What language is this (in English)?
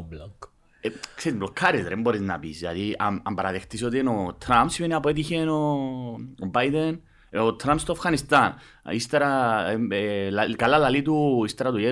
Greek